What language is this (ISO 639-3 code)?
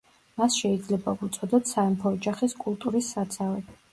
kat